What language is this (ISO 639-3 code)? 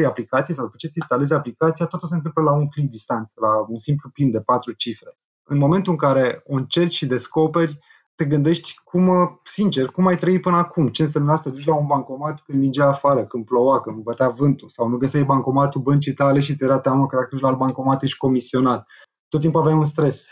ron